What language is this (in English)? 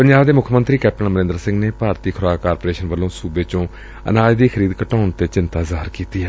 Punjabi